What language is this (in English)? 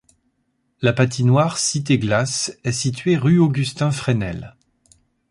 French